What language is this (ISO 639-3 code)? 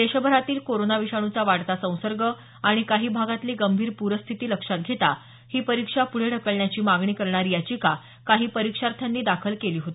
mar